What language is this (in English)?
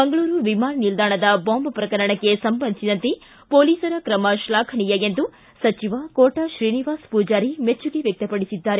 Kannada